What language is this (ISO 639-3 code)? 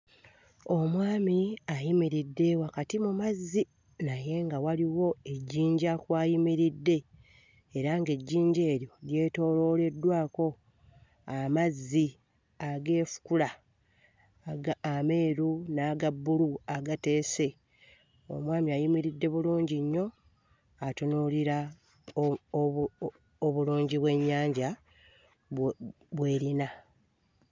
lug